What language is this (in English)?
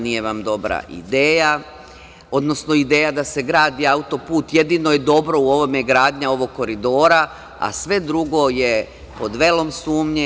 Serbian